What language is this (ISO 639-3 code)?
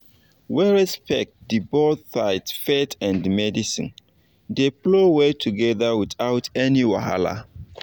pcm